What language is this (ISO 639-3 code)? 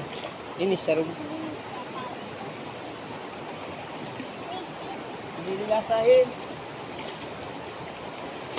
ind